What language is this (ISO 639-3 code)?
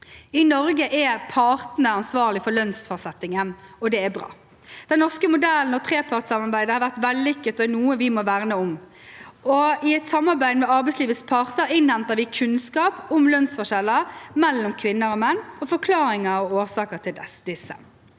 nor